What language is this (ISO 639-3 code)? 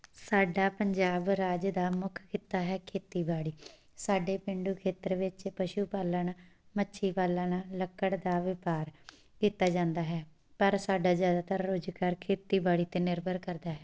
pan